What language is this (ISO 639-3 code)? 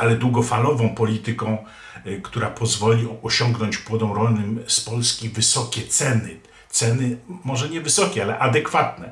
pol